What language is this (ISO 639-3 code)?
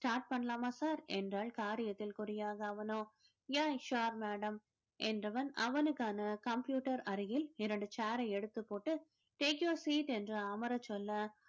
tam